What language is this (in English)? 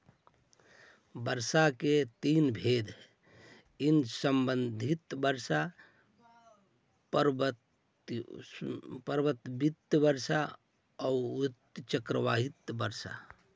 Magahi